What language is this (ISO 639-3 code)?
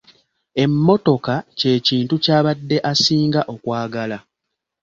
lug